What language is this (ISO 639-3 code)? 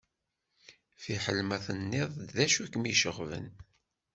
kab